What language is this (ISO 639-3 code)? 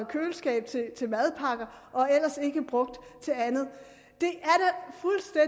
dan